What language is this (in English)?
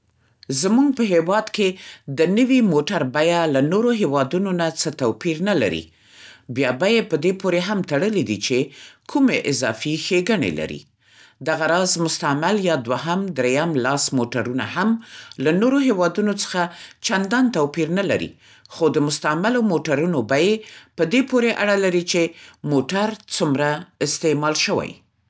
Central Pashto